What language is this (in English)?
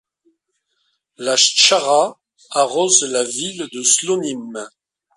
French